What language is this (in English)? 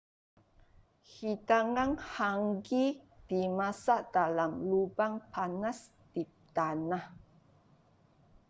Malay